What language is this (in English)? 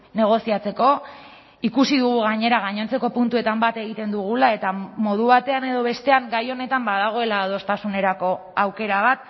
Basque